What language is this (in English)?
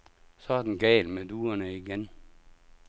Danish